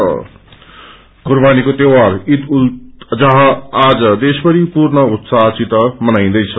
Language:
Nepali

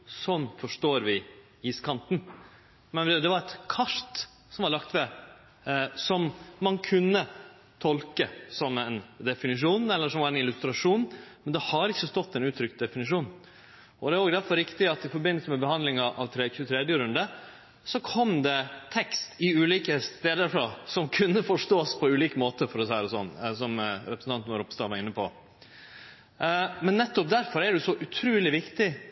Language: Norwegian Nynorsk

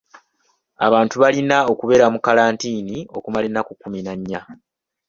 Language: Ganda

